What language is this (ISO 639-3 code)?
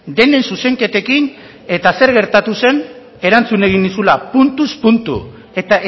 eus